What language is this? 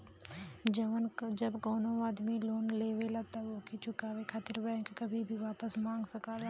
Bhojpuri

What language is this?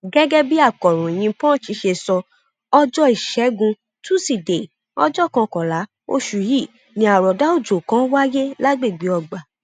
Yoruba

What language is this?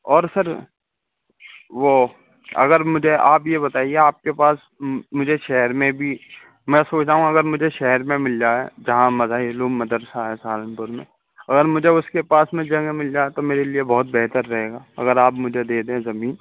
Urdu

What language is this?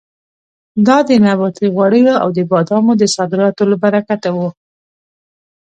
Pashto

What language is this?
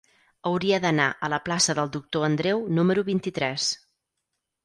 Catalan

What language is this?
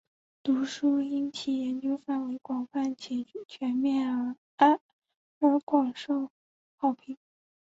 Chinese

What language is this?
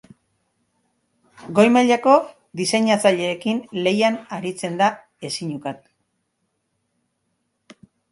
Basque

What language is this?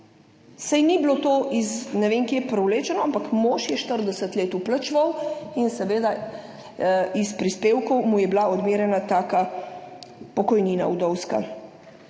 Slovenian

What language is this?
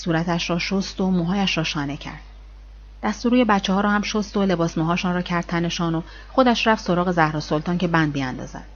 Persian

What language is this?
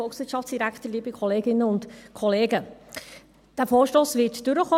Swiss German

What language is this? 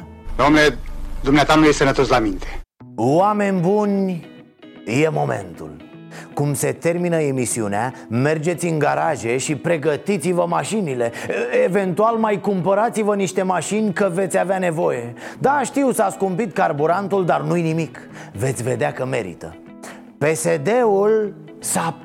Romanian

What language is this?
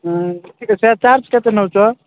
Odia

